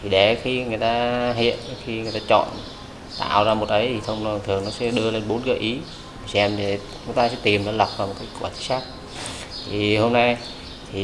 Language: Vietnamese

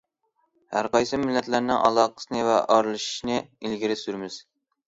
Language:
Uyghur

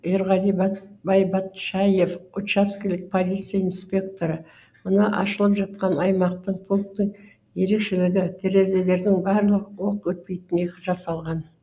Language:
Kazakh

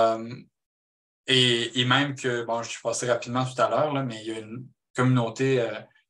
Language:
French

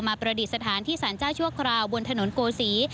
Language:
Thai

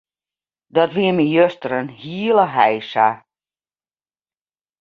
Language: Western Frisian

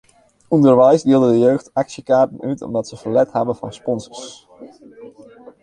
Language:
Western Frisian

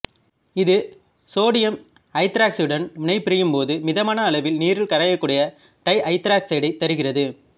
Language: Tamil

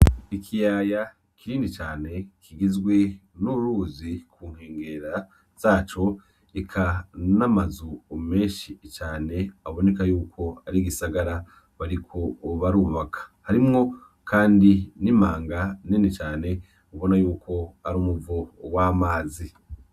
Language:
Rundi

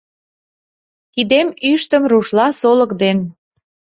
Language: Mari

